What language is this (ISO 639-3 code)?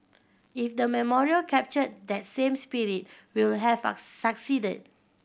eng